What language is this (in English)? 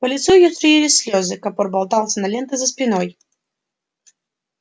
Russian